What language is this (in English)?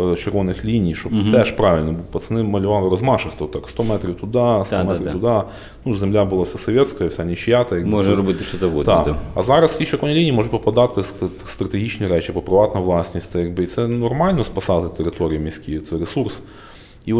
Ukrainian